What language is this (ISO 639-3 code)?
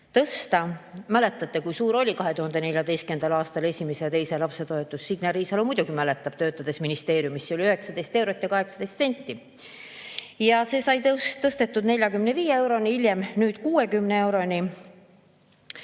est